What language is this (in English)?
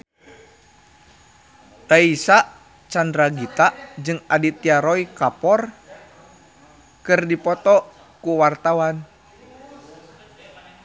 Sundanese